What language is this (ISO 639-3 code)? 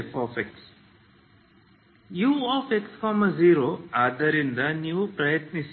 kan